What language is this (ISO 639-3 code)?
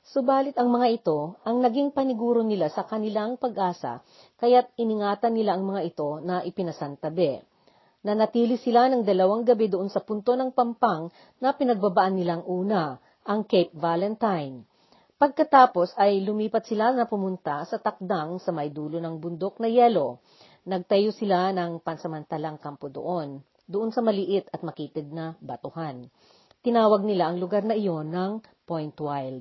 fil